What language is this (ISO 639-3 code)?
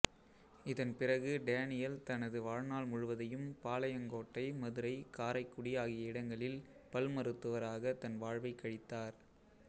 tam